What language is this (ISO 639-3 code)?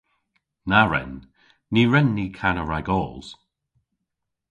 cor